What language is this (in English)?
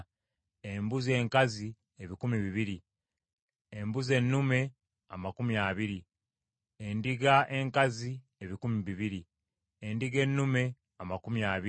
Ganda